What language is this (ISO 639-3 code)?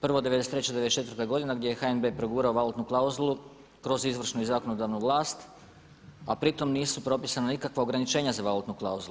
hrv